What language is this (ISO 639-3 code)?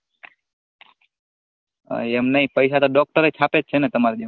guj